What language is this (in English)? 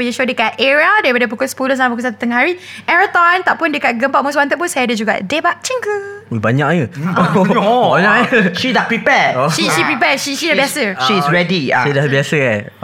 Malay